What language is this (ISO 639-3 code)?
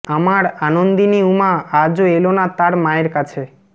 ben